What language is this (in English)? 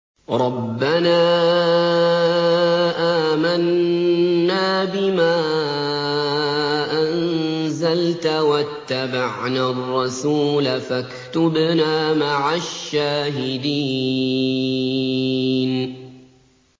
Arabic